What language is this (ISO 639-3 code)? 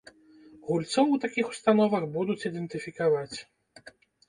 bel